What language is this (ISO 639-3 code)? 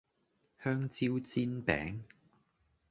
yue